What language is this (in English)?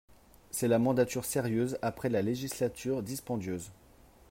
French